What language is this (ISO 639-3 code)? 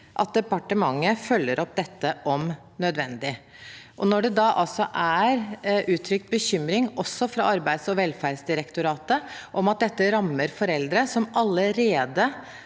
nor